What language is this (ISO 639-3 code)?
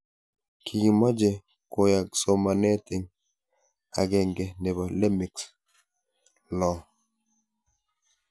kln